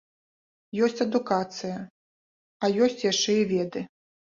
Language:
Belarusian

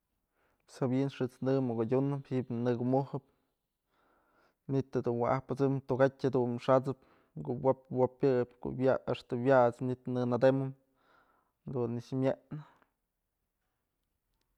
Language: Mazatlán Mixe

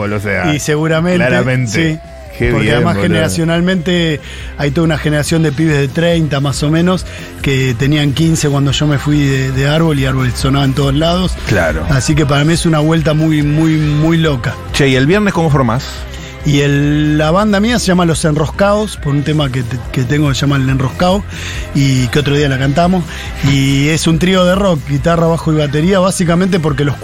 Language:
Spanish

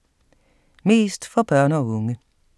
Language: Danish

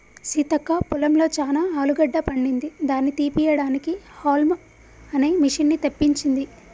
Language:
Telugu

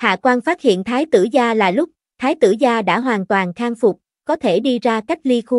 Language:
Vietnamese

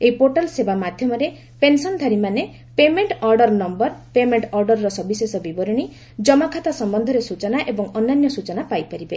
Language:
Odia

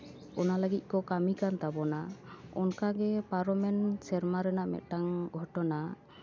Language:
Santali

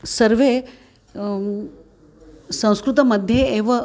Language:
Sanskrit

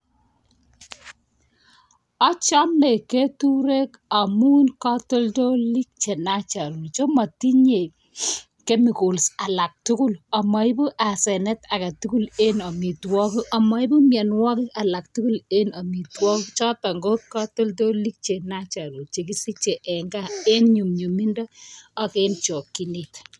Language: Kalenjin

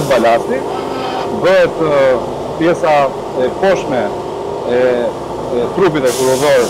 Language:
Romanian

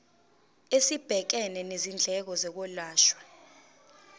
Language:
Zulu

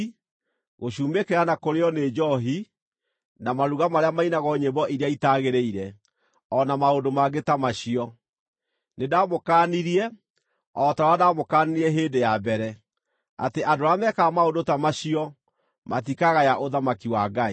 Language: Kikuyu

